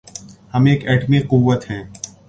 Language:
Urdu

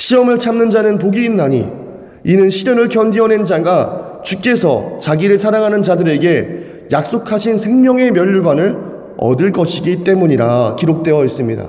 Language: Korean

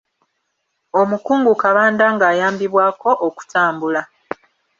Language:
Ganda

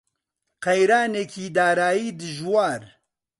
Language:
Central Kurdish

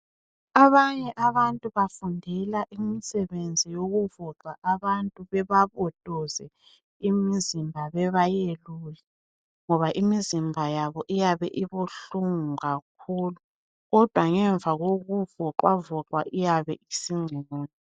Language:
North Ndebele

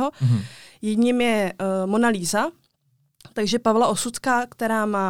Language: Czech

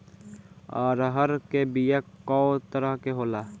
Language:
Bhojpuri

